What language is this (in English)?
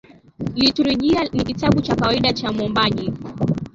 Swahili